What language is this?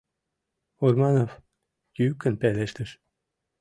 Mari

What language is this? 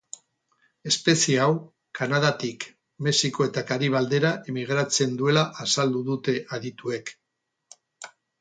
Basque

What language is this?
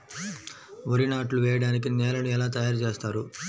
Telugu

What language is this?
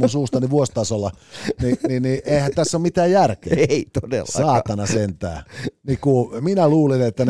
Finnish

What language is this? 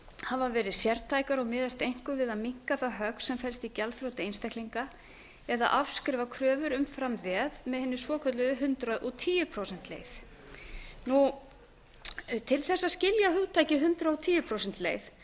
Icelandic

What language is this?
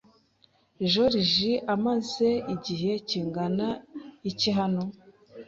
Kinyarwanda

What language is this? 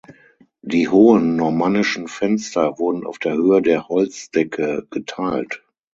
German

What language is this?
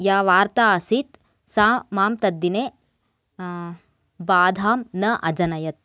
Sanskrit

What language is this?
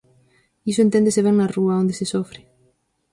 Galician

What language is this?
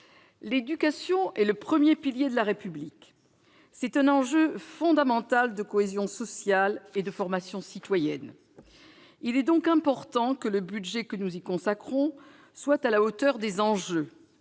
French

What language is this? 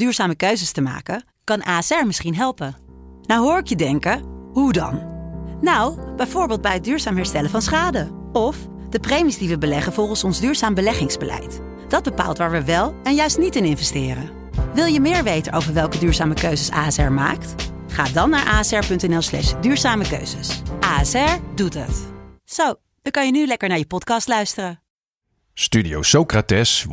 Dutch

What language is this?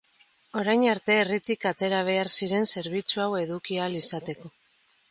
Basque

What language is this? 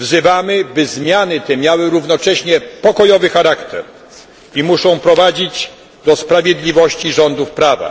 Polish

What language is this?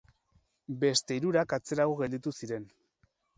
Basque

